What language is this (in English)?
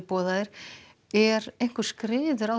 Icelandic